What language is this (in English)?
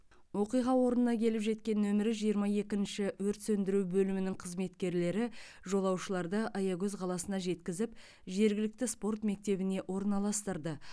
Kazakh